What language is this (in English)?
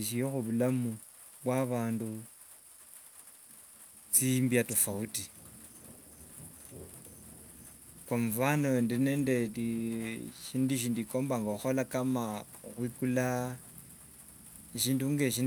Wanga